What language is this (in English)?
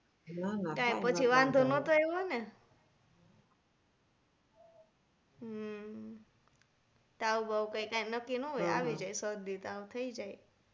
Gujarati